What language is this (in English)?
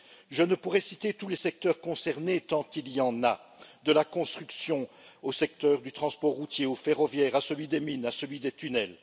French